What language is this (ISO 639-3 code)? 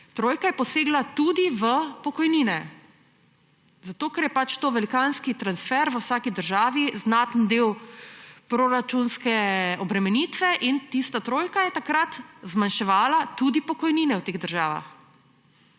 slv